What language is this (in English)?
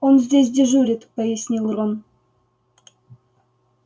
Russian